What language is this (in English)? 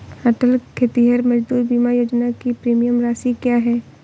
Hindi